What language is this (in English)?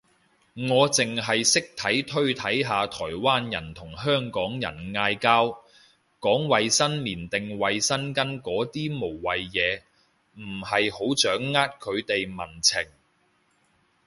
Cantonese